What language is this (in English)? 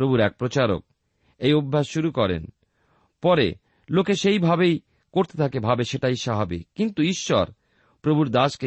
Bangla